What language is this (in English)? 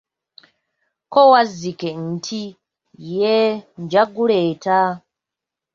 Ganda